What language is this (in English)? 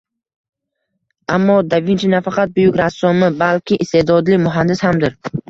Uzbek